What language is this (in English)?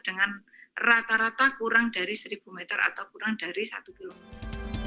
Indonesian